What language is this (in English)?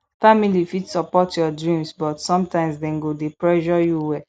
Nigerian Pidgin